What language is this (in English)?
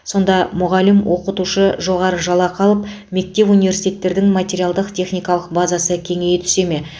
Kazakh